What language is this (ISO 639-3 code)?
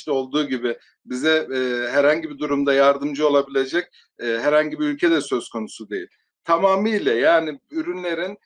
tur